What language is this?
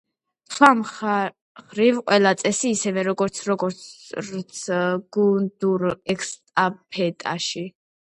Georgian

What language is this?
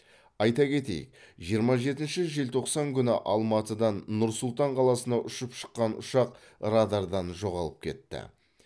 Kazakh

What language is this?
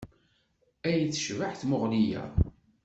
Kabyle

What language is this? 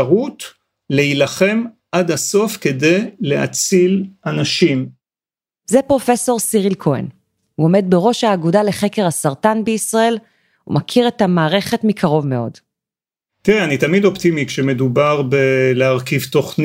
Hebrew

